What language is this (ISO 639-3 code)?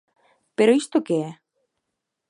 glg